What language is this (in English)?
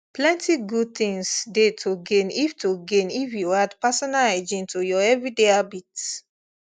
Nigerian Pidgin